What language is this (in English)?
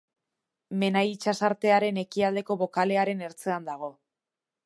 Basque